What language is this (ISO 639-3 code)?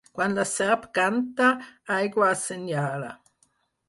cat